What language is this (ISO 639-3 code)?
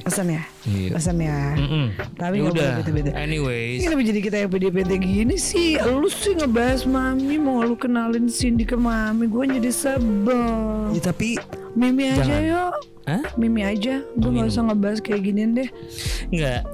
ind